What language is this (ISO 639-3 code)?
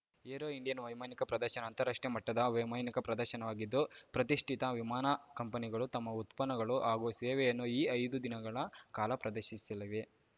kan